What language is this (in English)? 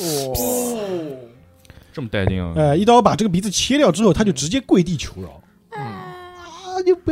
Chinese